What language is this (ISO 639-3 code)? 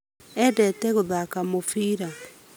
kik